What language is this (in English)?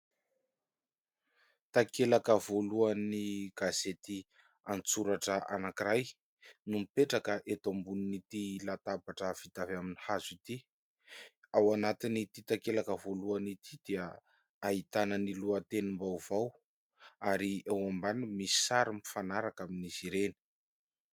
Malagasy